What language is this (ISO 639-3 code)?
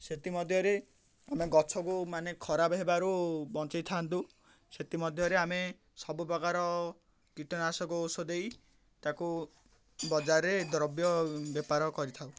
ori